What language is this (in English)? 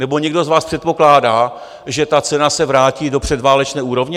Czech